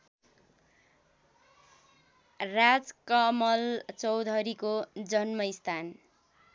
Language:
Nepali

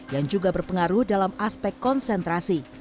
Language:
Indonesian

